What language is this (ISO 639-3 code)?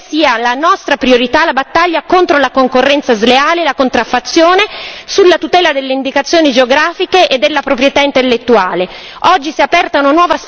ita